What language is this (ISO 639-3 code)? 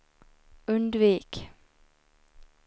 swe